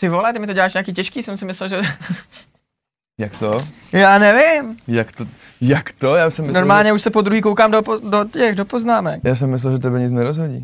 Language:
Czech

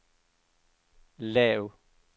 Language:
Danish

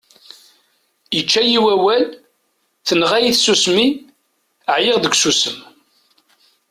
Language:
Kabyle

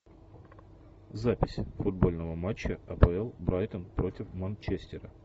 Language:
Russian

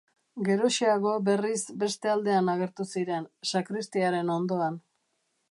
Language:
Basque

